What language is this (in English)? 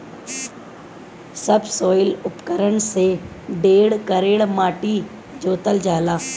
Bhojpuri